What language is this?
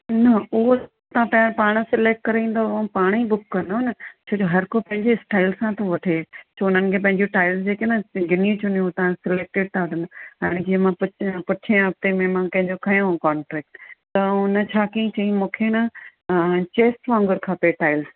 Sindhi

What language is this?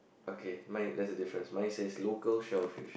English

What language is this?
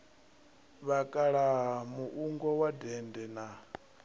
Venda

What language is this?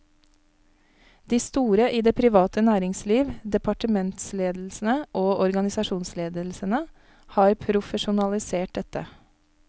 Norwegian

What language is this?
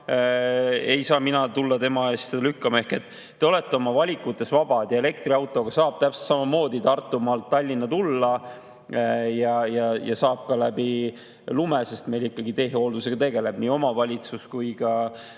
Estonian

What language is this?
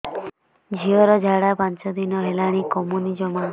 Odia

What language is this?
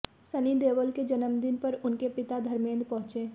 Hindi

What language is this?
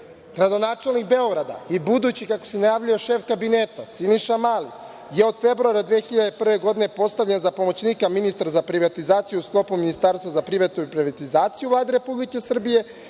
Serbian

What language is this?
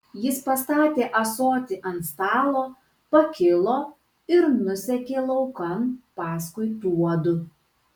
Lithuanian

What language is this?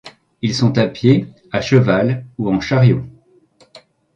French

